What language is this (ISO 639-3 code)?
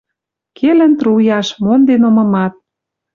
mrj